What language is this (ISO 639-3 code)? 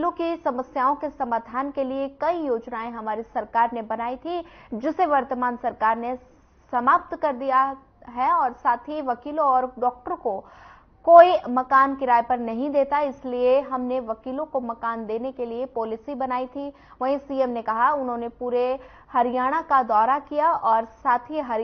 hin